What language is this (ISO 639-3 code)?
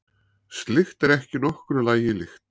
isl